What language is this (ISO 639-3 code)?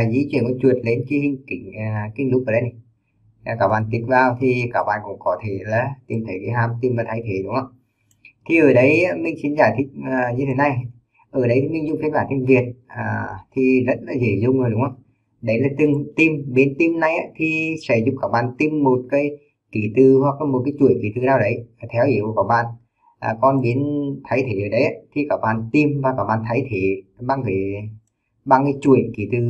vie